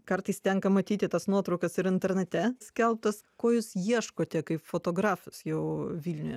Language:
Lithuanian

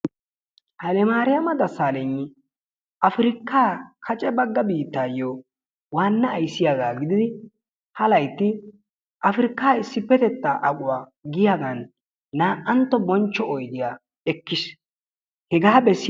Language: Wolaytta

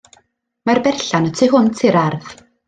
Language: Welsh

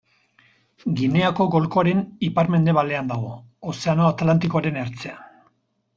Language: Basque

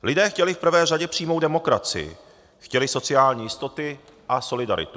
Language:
Czech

